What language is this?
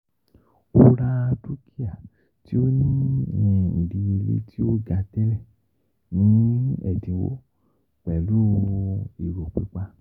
Yoruba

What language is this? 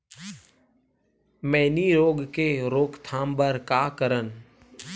Chhattisgarhi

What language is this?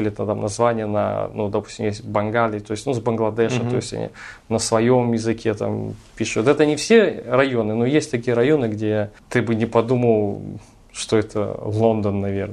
Russian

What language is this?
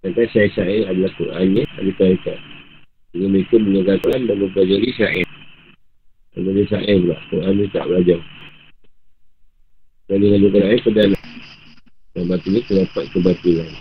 Malay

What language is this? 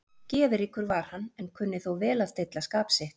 Icelandic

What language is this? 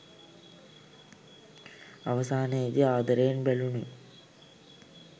Sinhala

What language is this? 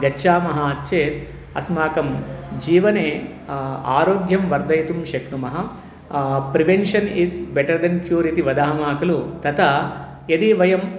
Sanskrit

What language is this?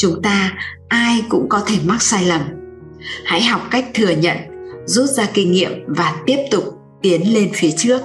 Vietnamese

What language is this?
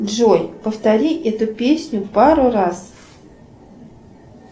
Russian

